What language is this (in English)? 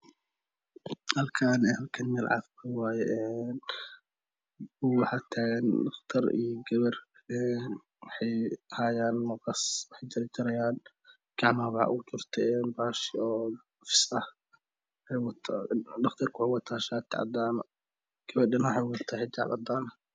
Somali